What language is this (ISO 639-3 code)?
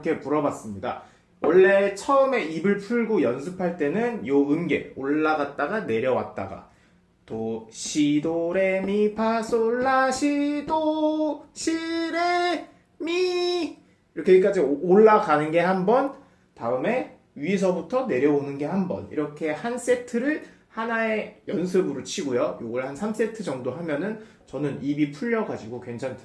kor